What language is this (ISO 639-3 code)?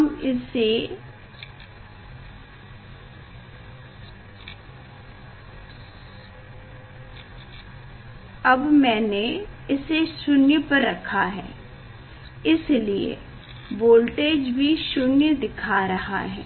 hin